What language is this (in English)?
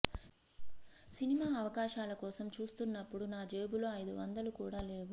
Telugu